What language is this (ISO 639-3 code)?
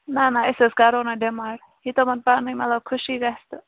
kas